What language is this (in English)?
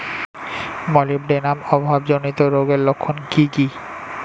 Bangla